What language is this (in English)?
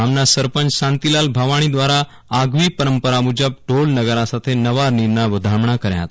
Gujarati